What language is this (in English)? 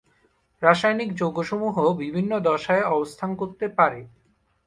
Bangla